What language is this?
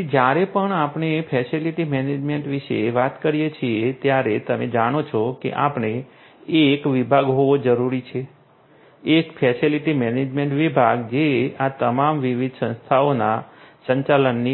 Gujarati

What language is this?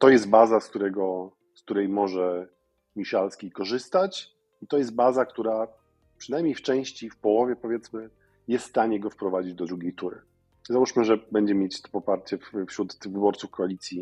Polish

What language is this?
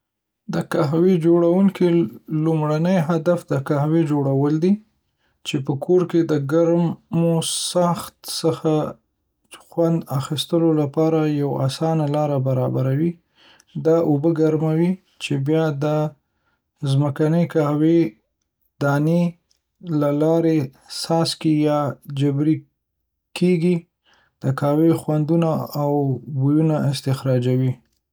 Pashto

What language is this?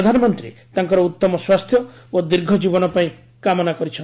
Odia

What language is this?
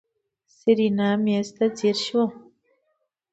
Pashto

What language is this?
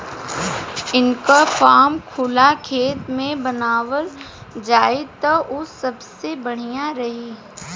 Bhojpuri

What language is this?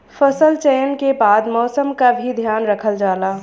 Bhojpuri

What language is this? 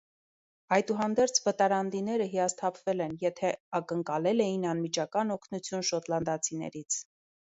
Armenian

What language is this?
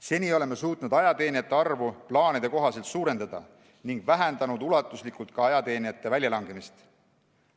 Estonian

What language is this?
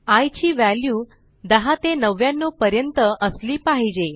Marathi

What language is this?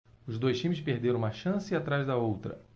Portuguese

